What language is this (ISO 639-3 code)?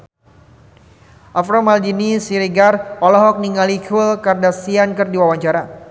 sun